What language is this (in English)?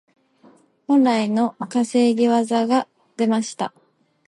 Japanese